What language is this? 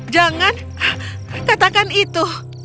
Indonesian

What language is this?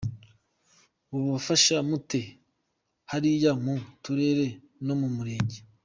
Kinyarwanda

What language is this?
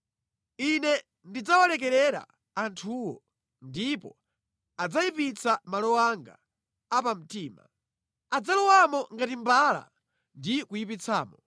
Nyanja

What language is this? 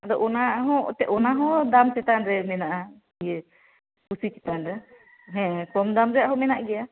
Santali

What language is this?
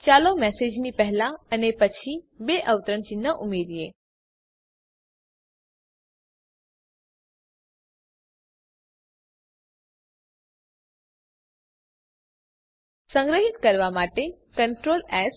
Gujarati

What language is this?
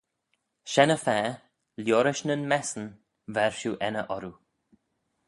Manx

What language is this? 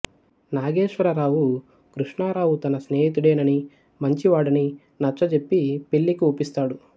Telugu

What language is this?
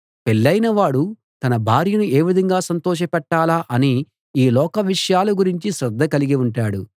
Telugu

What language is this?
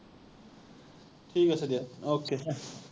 Assamese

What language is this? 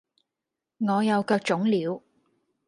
Cantonese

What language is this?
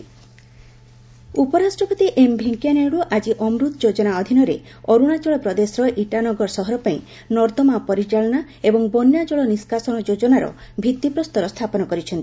Odia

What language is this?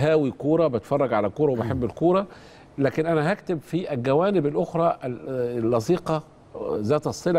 Arabic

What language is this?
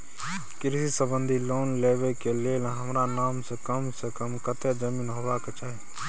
Maithili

